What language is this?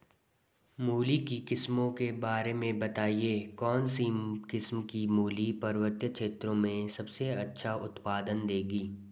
Hindi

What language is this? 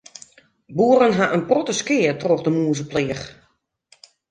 Western Frisian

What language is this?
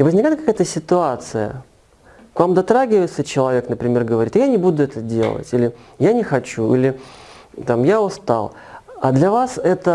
Russian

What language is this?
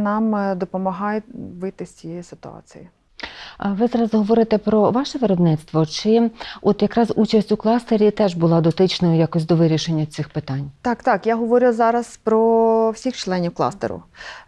Ukrainian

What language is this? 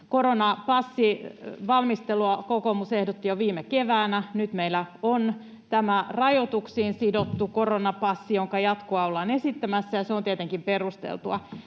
Finnish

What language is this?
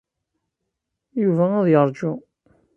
Kabyle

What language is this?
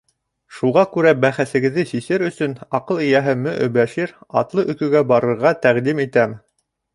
Bashkir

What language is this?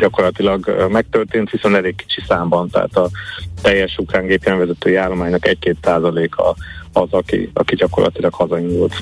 Hungarian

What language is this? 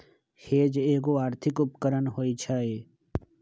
Magahi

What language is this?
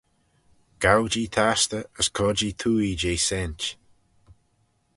Manx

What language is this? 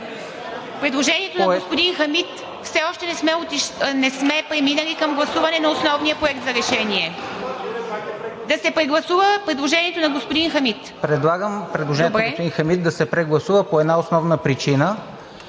Bulgarian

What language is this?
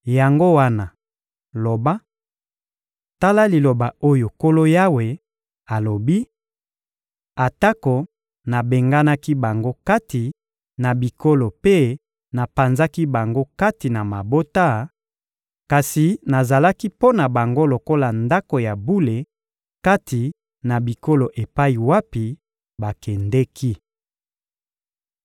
Lingala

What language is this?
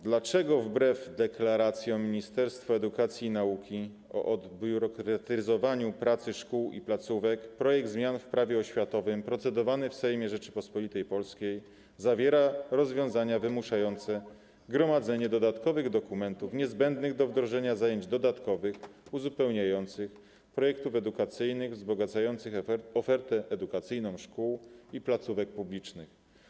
Polish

